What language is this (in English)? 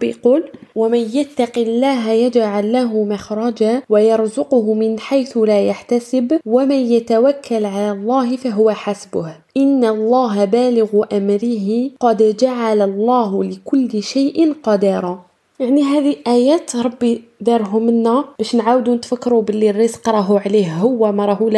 Arabic